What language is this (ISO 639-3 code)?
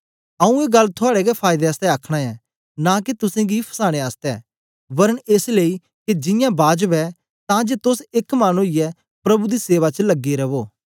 doi